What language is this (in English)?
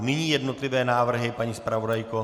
Czech